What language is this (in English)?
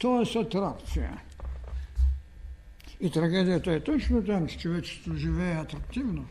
Bulgarian